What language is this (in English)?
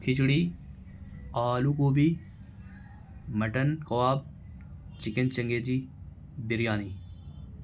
Urdu